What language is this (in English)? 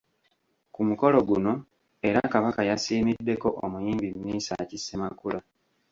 Ganda